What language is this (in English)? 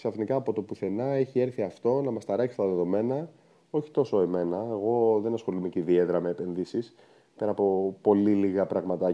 Greek